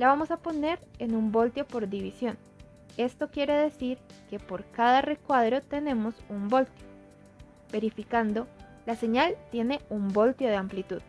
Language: Spanish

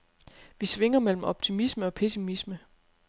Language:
Danish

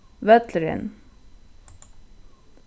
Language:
Faroese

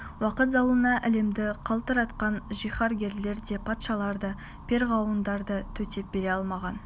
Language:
Kazakh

